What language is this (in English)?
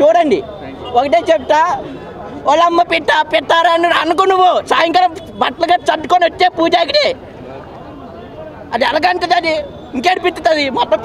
Indonesian